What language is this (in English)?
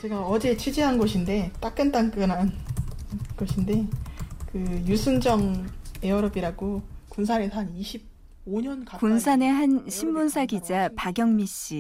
Korean